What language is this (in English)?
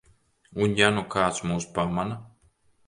Latvian